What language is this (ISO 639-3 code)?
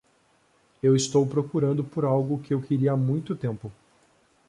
por